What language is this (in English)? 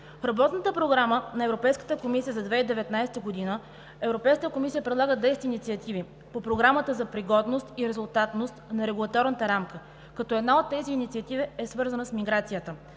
Bulgarian